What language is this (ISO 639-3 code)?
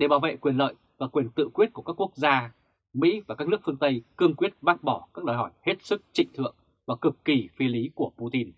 vie